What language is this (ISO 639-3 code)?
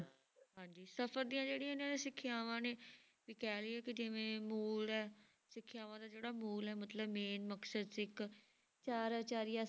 pan